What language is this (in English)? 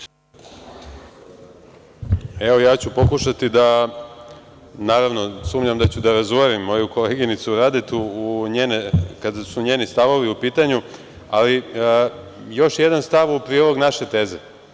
Serbian